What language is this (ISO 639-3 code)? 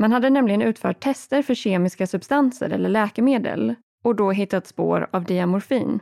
swe